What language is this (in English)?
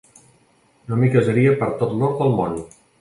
Catalan